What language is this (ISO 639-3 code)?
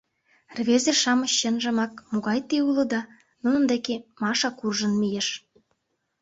chm